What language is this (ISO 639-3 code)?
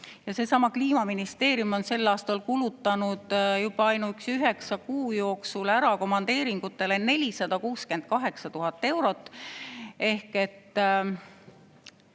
est